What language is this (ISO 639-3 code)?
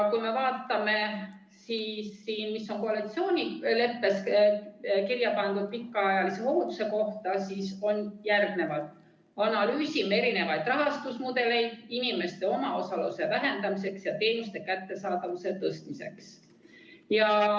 est